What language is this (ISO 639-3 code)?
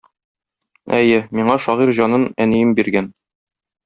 tat